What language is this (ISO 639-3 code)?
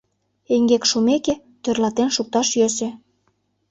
chm